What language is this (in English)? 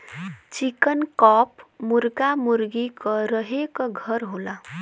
Bhojpuri